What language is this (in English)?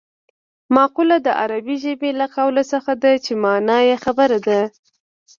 Pashto